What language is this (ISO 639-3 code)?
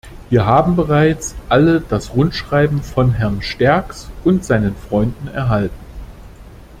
deu